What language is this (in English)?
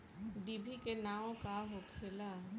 Bhojpuri